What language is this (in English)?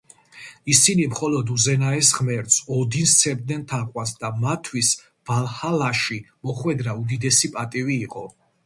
Georgian